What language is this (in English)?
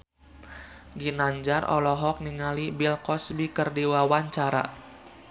Sundanese